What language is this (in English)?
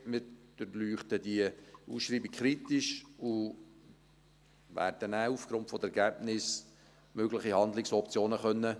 Swiss German